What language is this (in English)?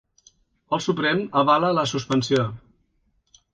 Catalan